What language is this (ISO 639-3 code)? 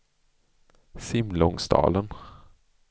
swe